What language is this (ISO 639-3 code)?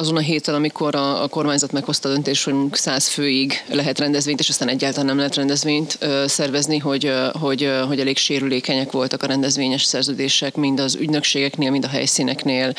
hun